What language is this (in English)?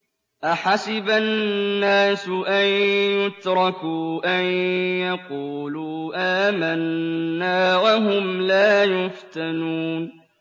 Arabic